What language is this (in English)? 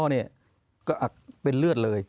Thai